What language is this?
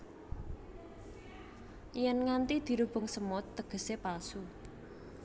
Javanese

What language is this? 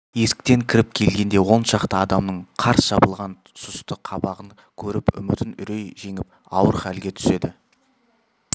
Kazakh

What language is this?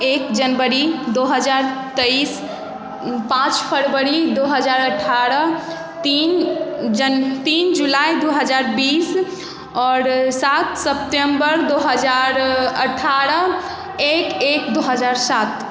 Maithili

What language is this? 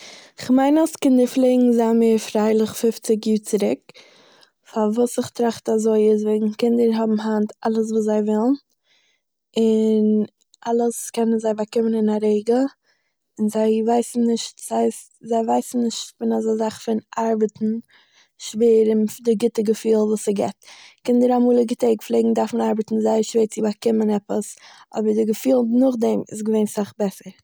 Yiddish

